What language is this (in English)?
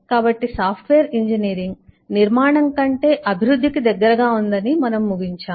Telugu